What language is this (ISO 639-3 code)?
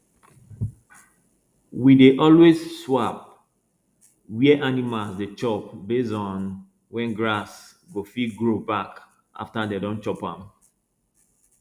pcm